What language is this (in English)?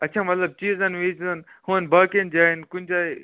Kashmiri